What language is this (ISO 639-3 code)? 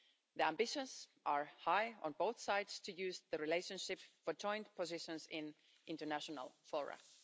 eng